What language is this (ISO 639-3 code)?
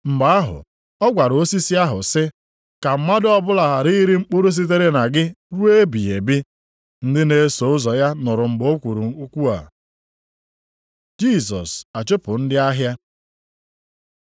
ibo